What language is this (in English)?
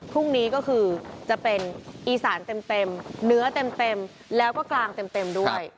Thai